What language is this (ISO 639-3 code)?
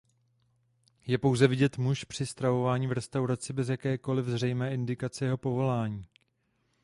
ces